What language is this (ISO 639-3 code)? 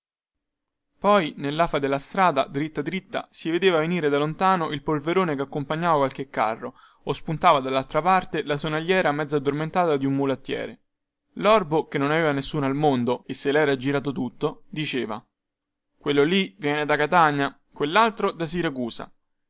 ita